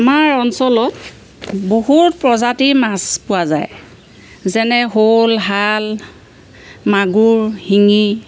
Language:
Assamese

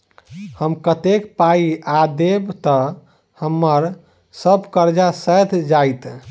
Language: Maithili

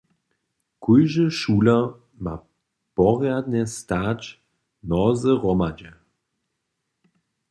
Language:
Upper Sorbian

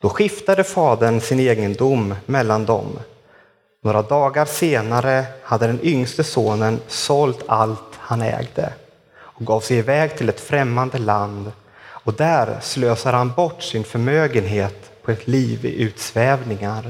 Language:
Swedish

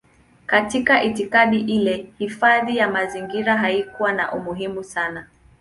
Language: Swahili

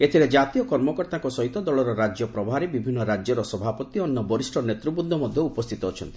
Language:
Odia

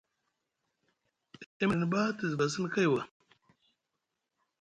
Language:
Musgu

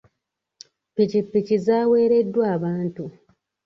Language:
Ganda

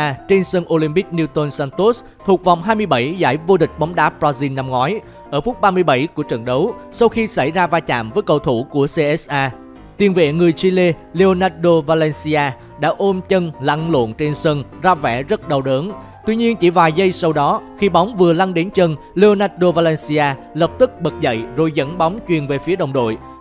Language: Vietnamese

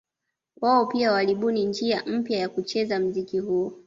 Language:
Swahili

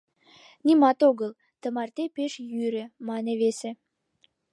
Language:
Mari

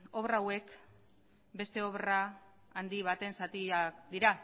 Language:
Basque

